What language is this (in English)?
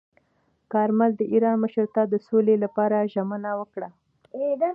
Pashto